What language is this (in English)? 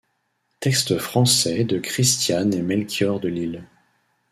French